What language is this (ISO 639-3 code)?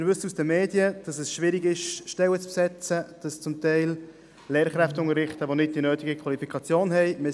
gsw